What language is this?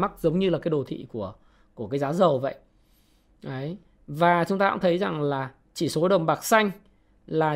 Vietnamese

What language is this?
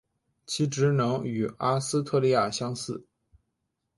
Chinese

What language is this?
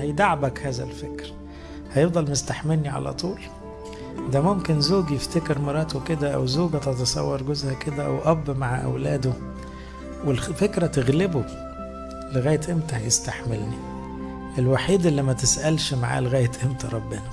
Arabic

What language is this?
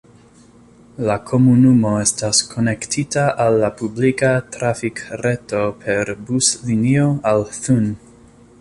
Esperanto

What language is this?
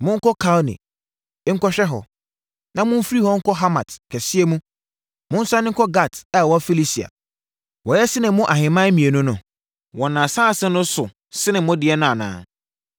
Akan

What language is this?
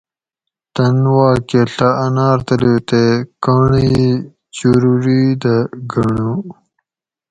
Gawri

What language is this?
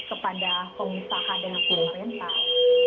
Indonesian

